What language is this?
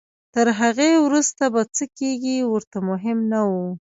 Pashto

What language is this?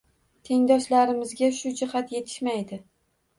Uzbek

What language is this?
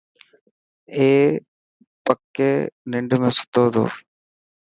Dhatki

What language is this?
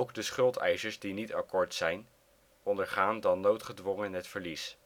Dutch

